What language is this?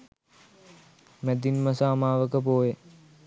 Sinhala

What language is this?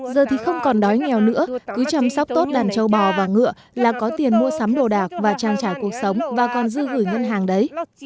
Vietnamese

